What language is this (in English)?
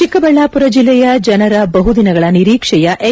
Kannada